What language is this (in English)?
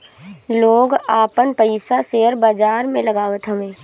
Bhojpuri